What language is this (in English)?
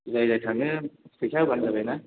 Bodo